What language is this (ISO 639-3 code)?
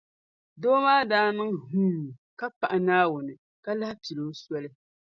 dag